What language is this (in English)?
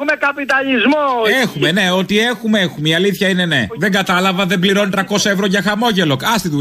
Greek